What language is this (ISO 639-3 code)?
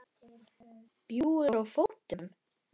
isl